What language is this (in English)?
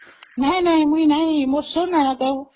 Odia